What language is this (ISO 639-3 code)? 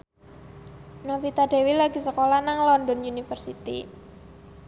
jav